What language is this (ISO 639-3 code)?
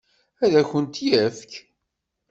kab